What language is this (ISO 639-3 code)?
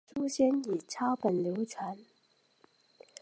zho